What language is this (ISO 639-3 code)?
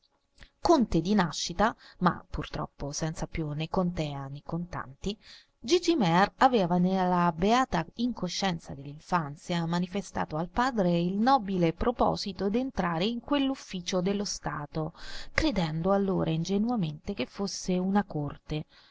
ita